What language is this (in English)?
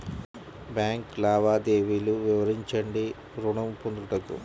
Telugu